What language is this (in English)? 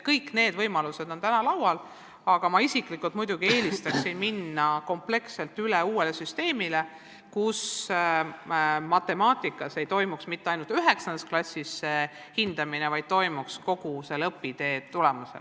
Estonian